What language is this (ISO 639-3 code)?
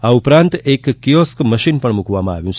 guj